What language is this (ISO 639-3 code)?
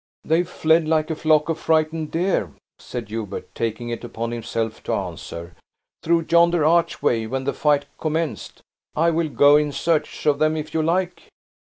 eng